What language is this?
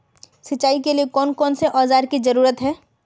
Magahi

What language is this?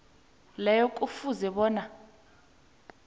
South Ndebele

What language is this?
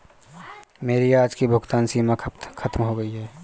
Hindi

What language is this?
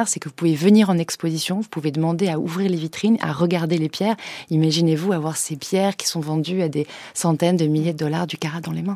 French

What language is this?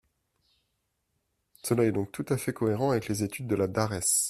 French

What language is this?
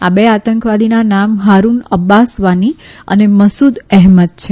Gujarati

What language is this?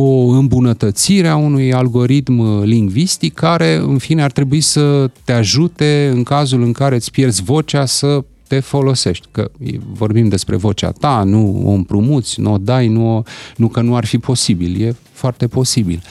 Romanian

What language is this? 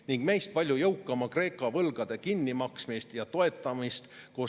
Estonian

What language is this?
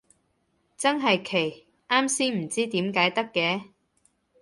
Cantonese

